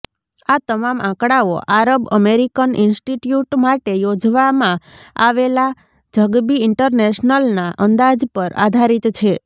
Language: Gujarati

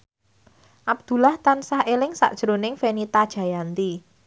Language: Javanese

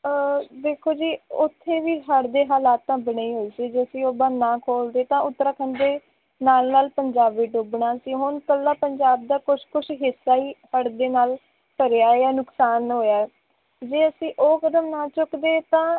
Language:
Punjabi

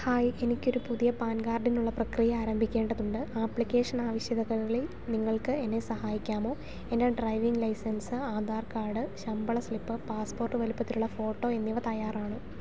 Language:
Malayalam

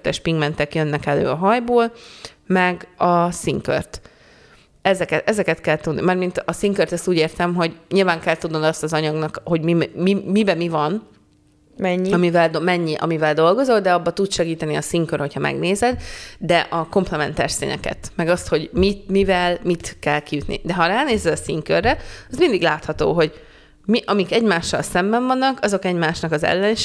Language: Hungarian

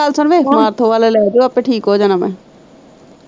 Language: Punjabi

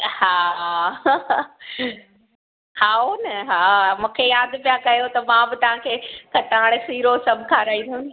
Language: Sindhi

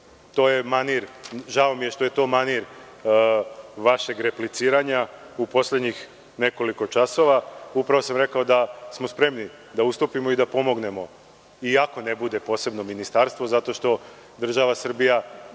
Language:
Serbian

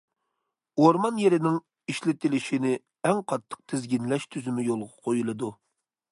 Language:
Uyghur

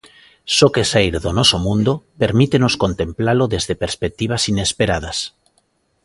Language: Galician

